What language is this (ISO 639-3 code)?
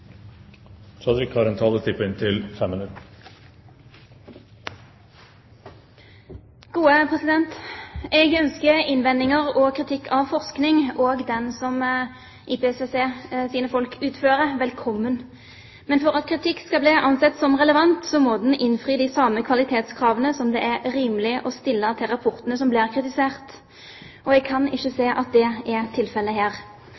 nor